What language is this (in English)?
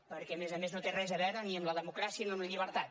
Catalan